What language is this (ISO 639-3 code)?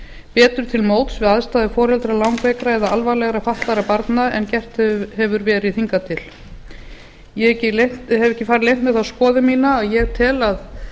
isl